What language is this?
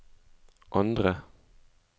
Norwegian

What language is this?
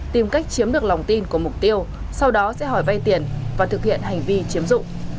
Vietnamese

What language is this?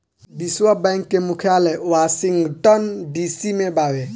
Bhojpuri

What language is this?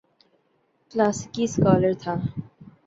Urdu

